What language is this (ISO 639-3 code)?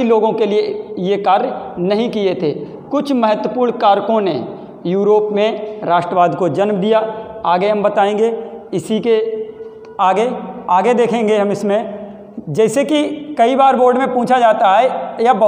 hin